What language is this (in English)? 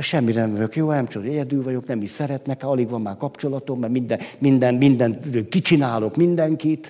Hungarian